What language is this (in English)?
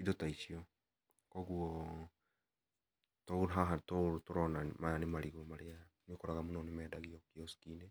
Kikuyu